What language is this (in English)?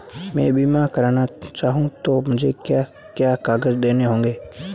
Hindi